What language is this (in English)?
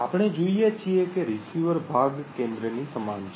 Gujarati